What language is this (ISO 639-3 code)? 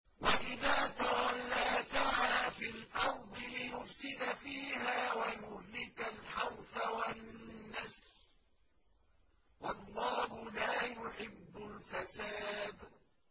ara